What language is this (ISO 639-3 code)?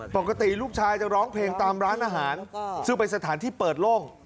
tha